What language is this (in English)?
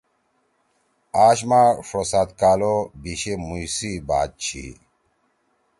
Torwali